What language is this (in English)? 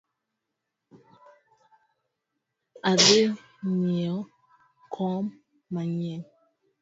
Luo (Kenya and Tanzania)